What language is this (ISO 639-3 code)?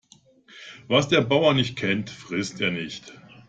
deu